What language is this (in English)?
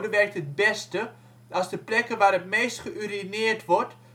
Dutch